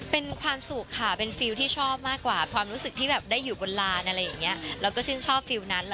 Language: Thai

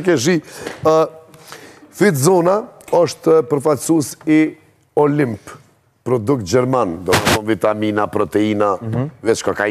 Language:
Romanian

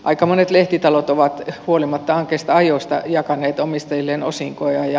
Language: Finnish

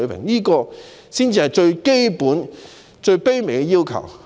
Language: Cantonese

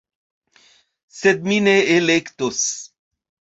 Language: Esperanto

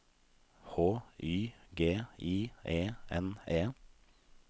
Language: Norwegian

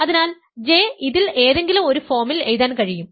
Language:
Malayalam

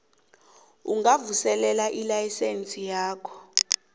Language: South Ndebele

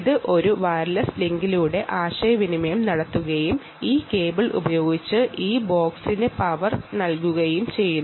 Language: Malayalam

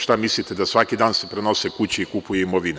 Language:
Serbian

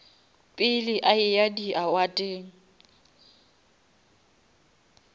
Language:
Northern Sotho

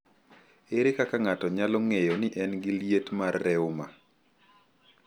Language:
Luo (Kenya and Tanzania)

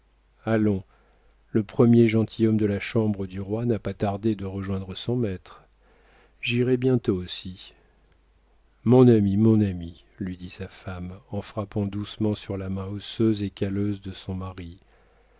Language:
French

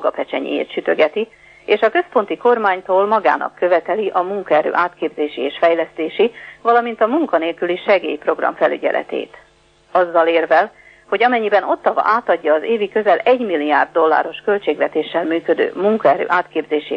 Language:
Hungarian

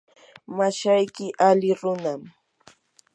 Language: Yanahuanca Pasco Quechua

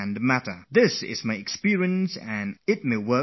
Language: English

